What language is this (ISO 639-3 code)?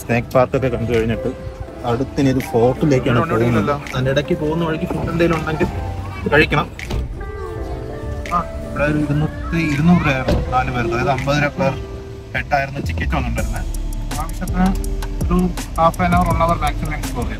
mal